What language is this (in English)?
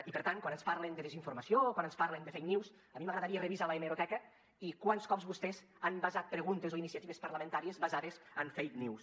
Catalan